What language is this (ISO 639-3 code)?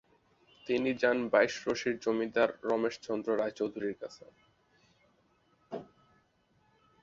ben